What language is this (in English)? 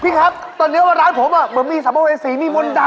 Thai